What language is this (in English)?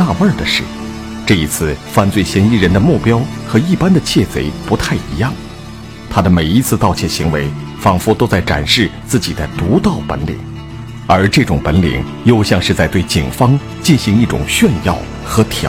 Chinese